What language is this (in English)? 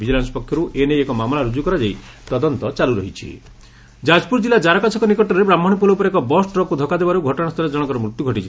Odia